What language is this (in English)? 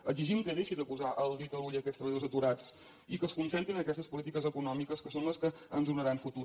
Catalan